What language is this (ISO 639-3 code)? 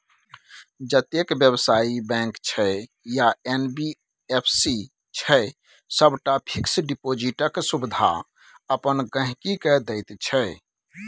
mai